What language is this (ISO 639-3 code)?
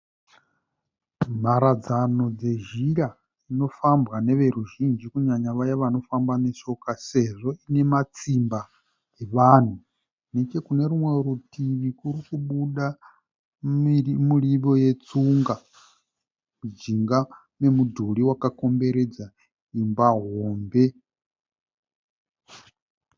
sna